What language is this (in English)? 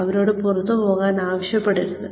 Malayalam